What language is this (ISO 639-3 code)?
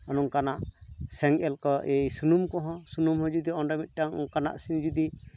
sat